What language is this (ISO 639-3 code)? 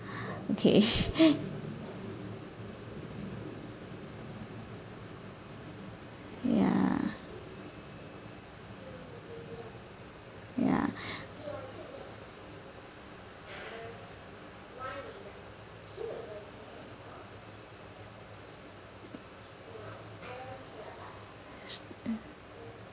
eng